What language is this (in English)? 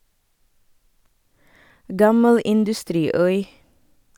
Norwegian